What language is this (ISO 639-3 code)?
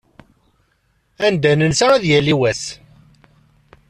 kab